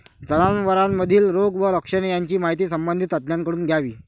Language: Marathi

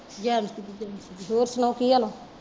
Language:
Punjabi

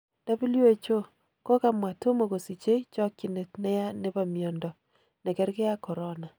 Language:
Kalenjin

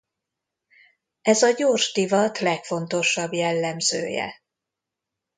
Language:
Hungarian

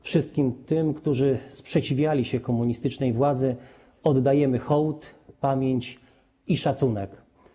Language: Polish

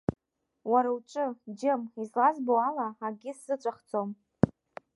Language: Abkhazian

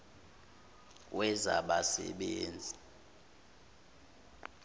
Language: Zulu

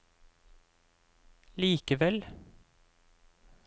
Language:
Norwegian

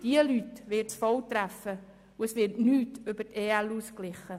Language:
Swiss German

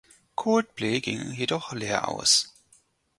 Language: German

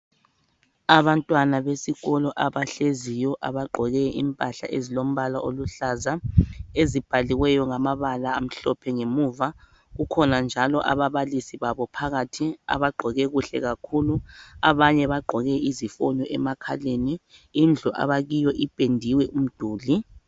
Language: North Ndebele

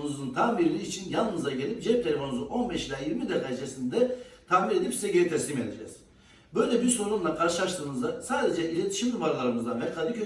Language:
Turkish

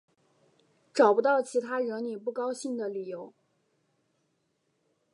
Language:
Chinese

